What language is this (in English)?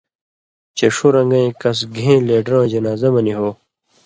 Indus Kohistani